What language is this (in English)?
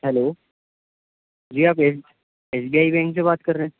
Urdu